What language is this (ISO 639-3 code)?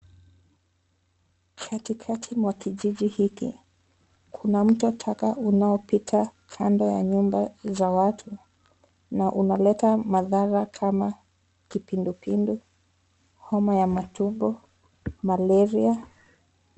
swa